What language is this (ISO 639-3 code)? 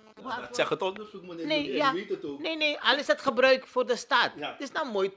nld